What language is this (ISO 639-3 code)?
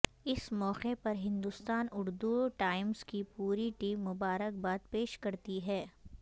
urd